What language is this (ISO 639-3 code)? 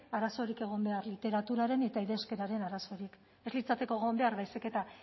eus